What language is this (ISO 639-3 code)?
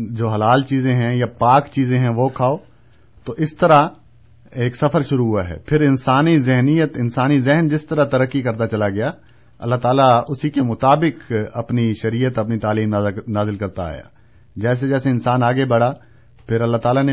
urd